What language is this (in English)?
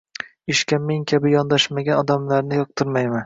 Uzbek